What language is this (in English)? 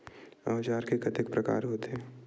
Chhattisgarhi